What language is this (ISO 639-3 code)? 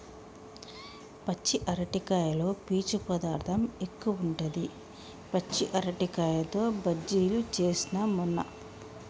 tel